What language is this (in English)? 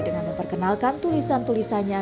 Indonesian